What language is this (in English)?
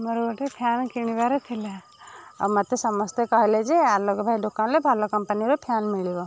Odia